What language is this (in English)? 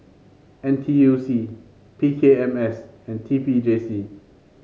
English